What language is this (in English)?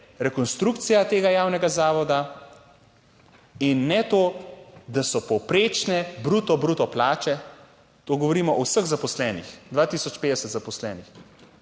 Slovenian